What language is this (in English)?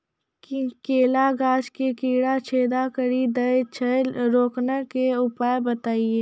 Maithili